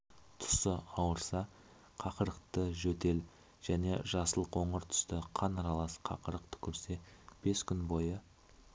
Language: Kazakh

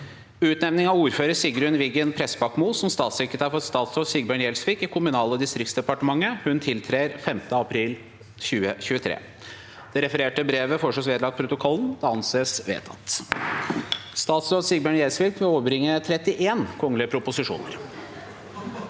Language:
Norwegian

